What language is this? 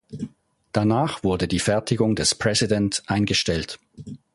German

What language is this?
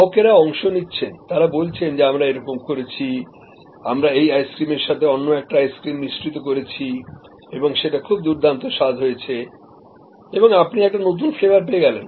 Bangla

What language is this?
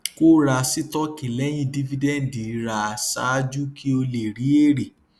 Yoruba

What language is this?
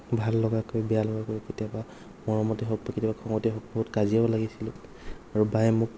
Assamese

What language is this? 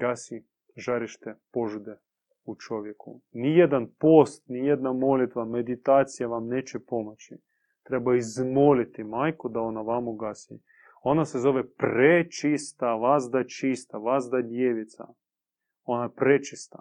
Croatian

